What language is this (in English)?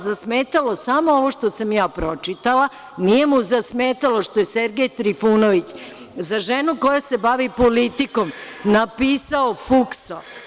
Serbian